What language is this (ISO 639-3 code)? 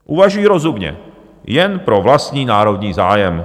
ces